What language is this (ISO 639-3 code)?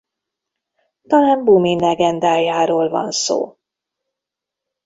hun